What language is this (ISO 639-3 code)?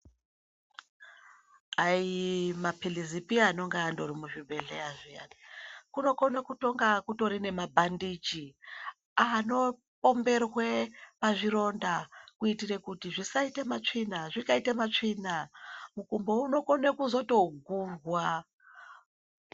ndc